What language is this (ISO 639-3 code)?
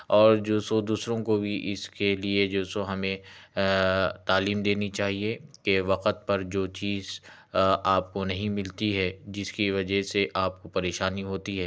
urd